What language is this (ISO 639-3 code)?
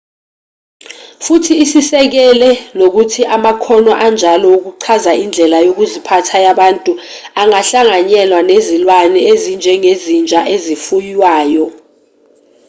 zul